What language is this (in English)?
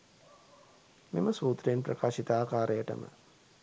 Sinhala